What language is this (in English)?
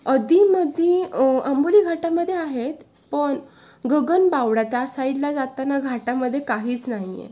Marathi